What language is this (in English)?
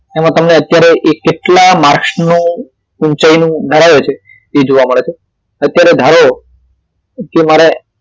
Gujarati